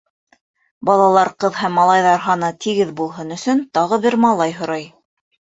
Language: Bashkir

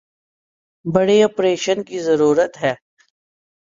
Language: Urdu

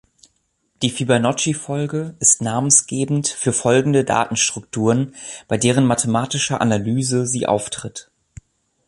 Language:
German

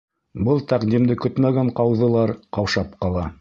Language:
Bashkir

